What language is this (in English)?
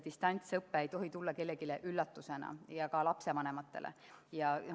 Estonian